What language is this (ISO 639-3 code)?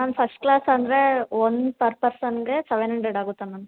kan